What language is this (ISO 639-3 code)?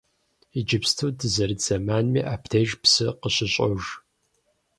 kbd